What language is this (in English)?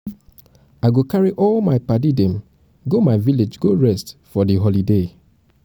Nigerian Pidgin